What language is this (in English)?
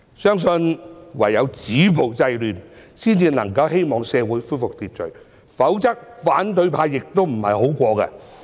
Cantonese